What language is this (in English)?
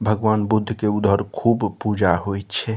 Maithili